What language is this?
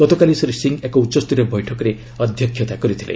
Odia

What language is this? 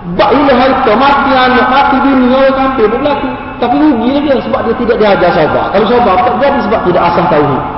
Malay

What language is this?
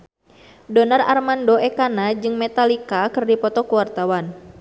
Sundanese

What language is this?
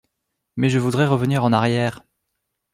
French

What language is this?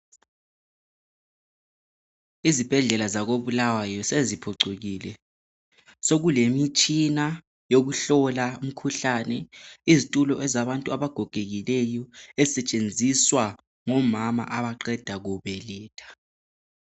North Ndebele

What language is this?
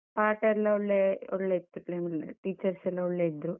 Kannada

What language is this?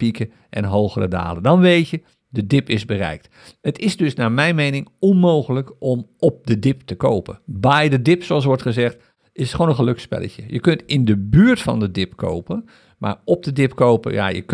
Dutch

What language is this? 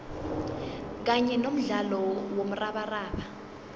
South Ndebele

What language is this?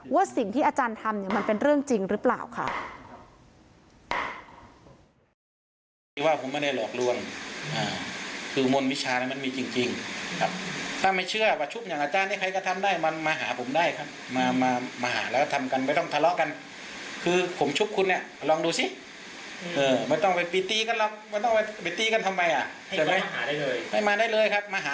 Thai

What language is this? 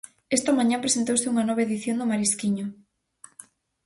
Galician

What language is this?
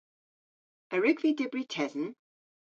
Cornish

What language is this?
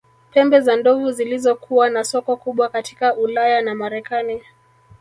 Swahili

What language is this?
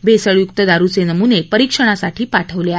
Marathi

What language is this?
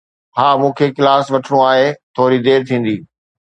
Sindhi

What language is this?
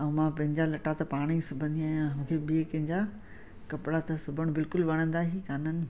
Sindhi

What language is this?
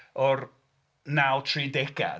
Welsh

